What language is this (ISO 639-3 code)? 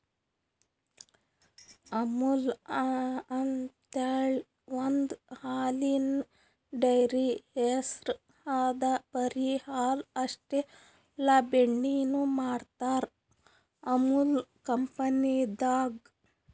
kan